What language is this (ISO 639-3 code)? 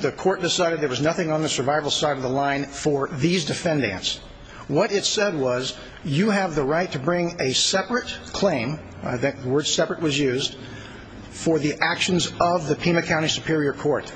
eng